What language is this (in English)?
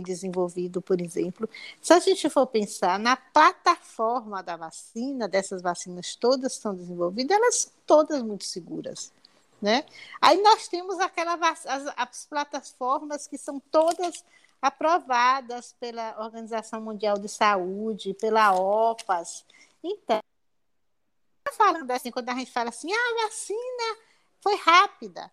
Portuguese